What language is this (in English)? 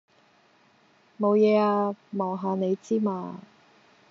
Cantonese